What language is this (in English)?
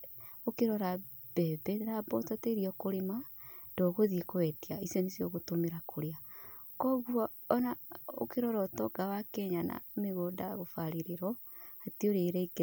Kikuyu